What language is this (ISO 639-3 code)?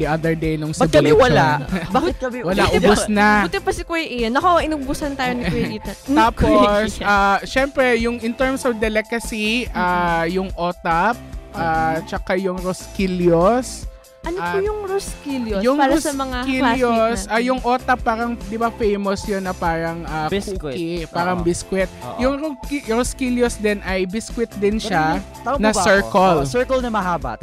fil